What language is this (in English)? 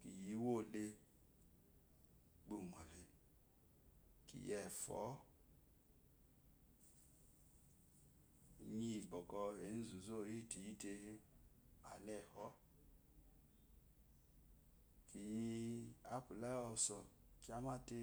Eloyi